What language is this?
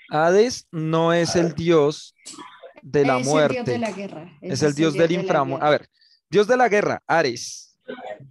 Spanish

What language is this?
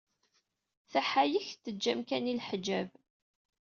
Kabyle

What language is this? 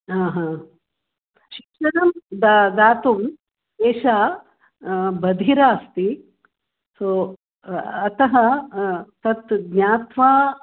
Sanskrit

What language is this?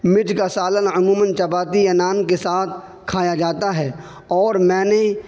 Urdu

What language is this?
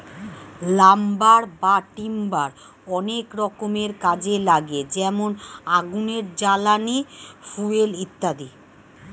Bangla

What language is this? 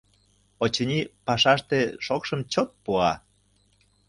Mari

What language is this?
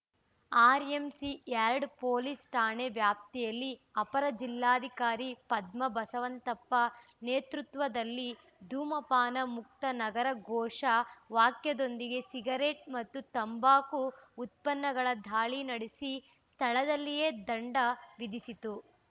Kannada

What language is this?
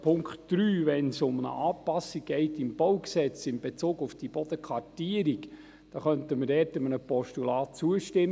Swiss German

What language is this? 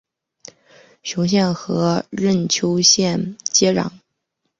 Chinese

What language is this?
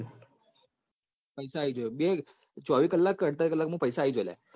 Gujarati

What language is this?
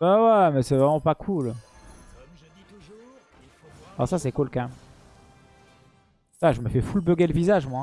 French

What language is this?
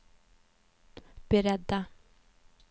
Swedish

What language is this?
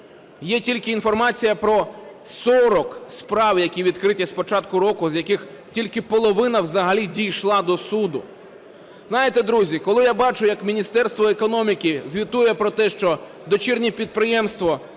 Ukrainian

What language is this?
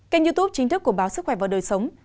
Vietnamese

